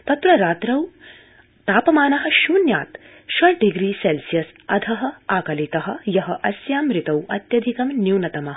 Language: Sanskrit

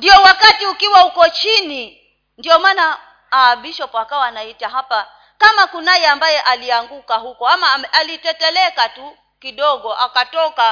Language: Swahili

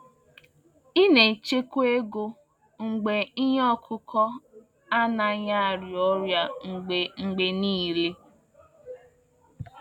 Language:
Igbo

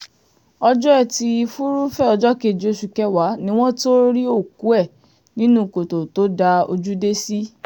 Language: Yoruba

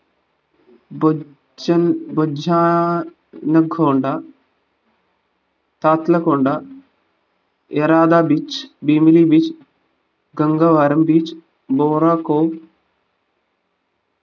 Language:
Malayalam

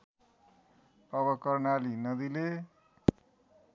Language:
Nepali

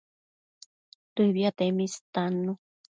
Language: Matsés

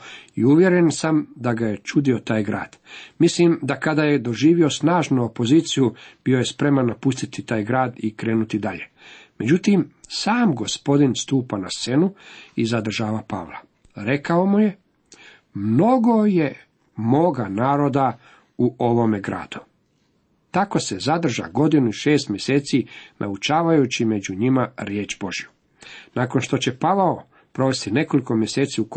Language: Croatian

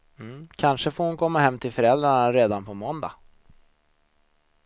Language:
Swedish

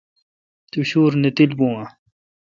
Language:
Kalkoti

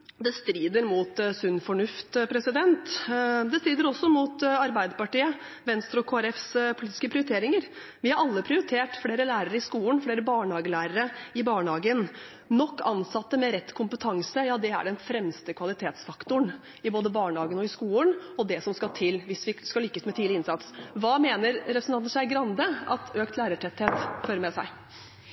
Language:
Norwegian Bokmål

